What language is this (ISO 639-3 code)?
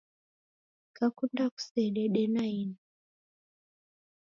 dav